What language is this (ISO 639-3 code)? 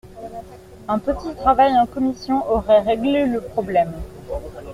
fra